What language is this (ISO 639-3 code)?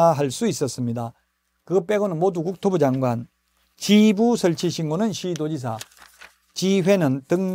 kor